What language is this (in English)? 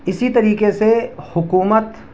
Urdu